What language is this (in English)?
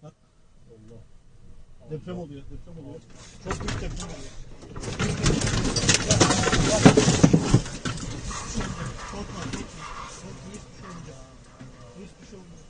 Turkish